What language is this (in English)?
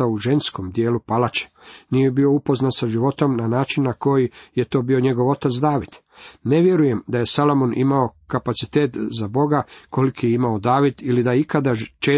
Croatian